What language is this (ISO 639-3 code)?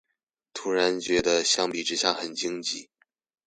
zho